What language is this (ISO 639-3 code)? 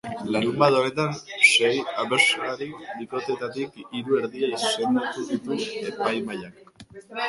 eus